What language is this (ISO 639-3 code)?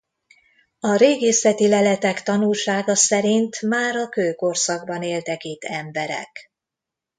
hun